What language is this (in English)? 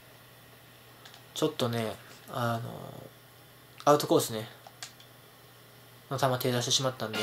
Japanese